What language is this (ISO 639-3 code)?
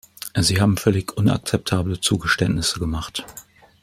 deu